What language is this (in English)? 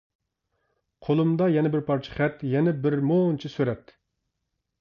Uyghur